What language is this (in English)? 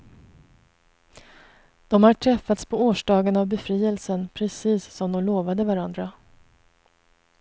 Swedish